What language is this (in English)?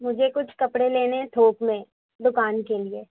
Urdu